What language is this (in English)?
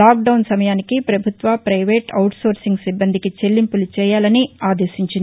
Telugu